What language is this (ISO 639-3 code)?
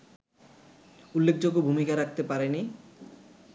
ben